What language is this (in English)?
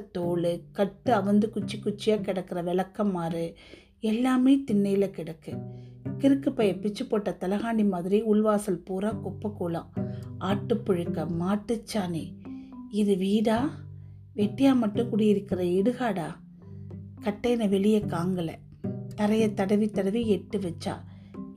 Tamil